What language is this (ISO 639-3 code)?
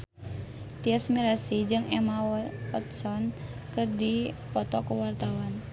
sun